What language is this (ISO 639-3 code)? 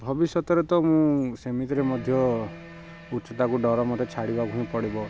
ori